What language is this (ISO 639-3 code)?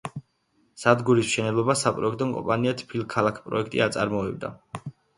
kat